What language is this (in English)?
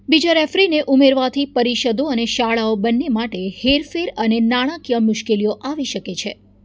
Gujarati